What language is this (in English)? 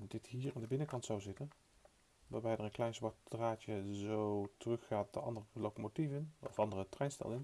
Dutch